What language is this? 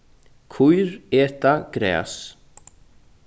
Faroese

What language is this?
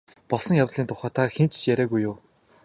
Mongolian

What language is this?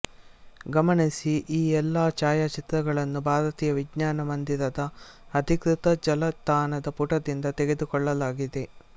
Kannada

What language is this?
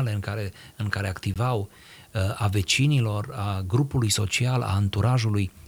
Romanian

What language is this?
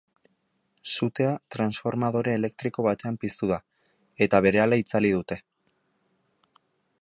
Basque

